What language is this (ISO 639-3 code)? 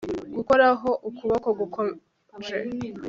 kin